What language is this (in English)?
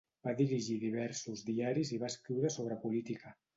Catalan